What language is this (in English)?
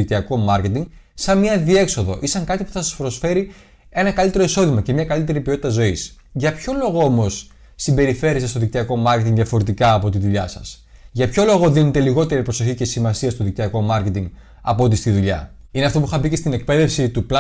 Greek